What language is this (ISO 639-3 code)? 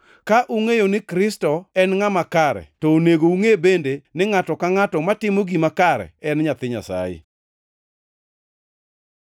luo